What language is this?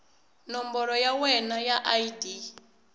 Tsonga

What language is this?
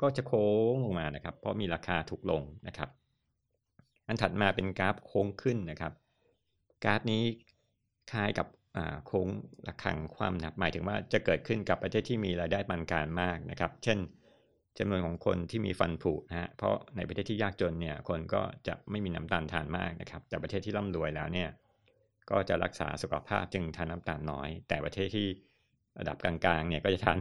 Thai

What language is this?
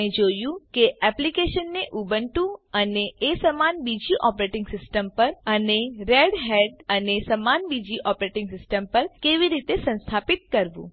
Gujarati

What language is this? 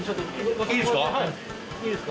Japanese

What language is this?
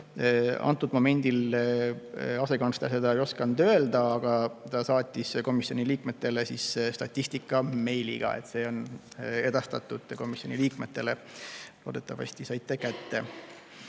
Estonian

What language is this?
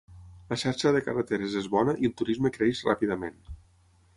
Catalan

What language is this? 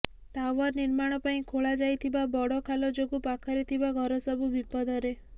Odia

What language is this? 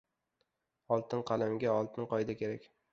Uzbek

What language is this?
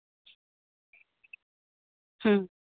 Santali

